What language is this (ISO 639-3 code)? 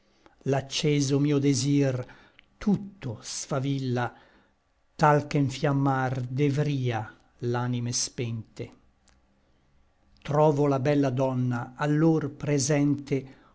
ita